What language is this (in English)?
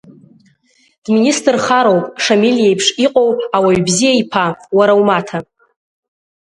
Abkhazian